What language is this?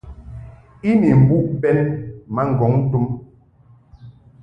Mungaka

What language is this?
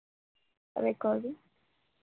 Marathi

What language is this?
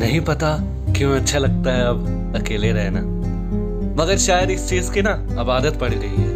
Hindi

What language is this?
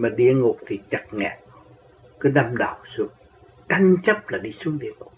Vietnamese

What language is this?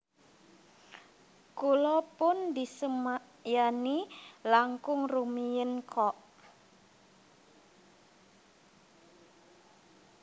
Javanese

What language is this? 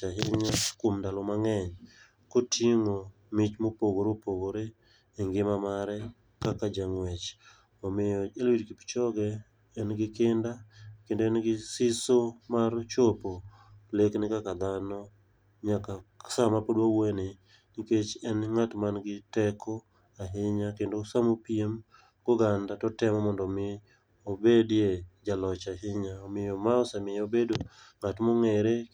Luo (Kenya and Tanzania)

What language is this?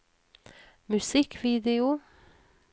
Norwegian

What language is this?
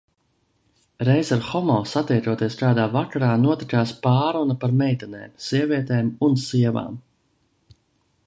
Latvian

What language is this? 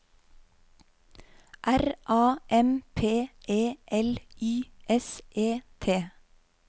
Norwegian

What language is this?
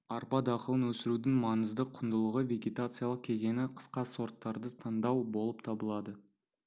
Kazakh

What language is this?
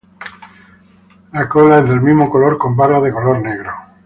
Spanish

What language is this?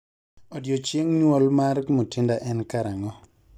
Luo (Kenya and Tanzania)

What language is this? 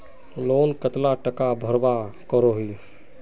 Magahi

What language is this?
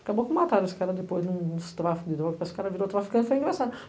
Portuguese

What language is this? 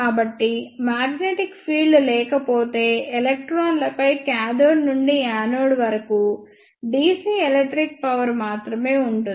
Telugu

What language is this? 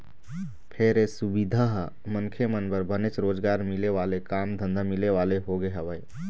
Chhattisgarhi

